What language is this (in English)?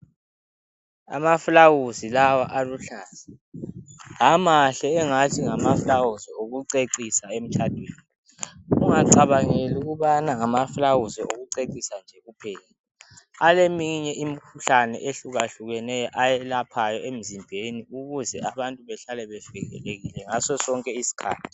North Ndebele